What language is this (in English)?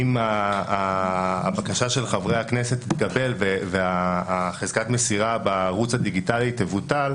Hebrew